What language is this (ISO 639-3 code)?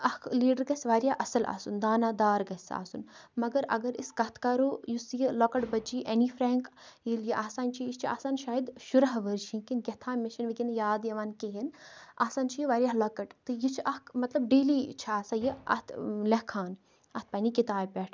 kas